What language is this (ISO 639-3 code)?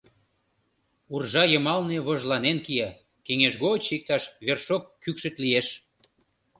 chm